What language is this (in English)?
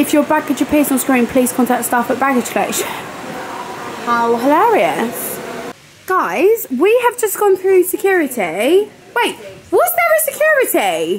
English